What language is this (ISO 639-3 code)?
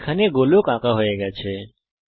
ben